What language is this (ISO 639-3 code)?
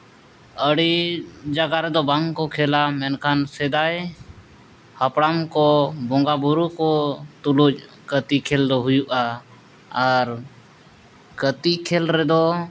sat